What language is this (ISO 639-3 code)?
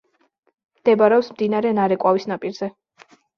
kat